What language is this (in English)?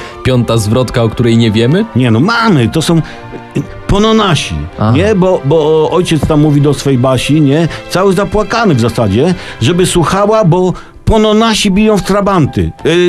Polish